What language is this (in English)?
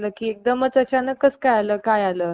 Marathi